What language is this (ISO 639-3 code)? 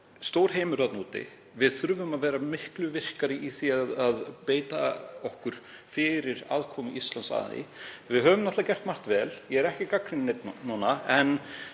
isl